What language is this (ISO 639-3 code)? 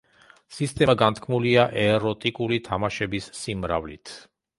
kat